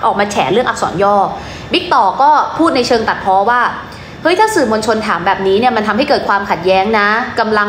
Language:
Thai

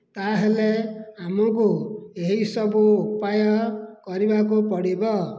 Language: Odia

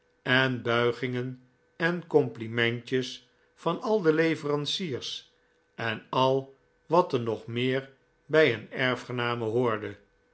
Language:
Dutch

